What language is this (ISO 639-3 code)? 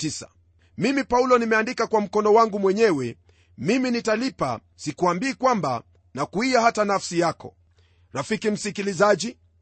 swa